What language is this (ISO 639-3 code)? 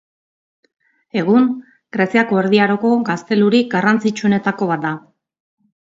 eus